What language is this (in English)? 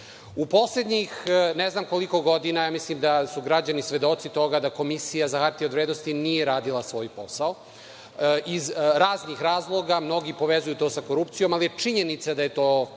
Serbian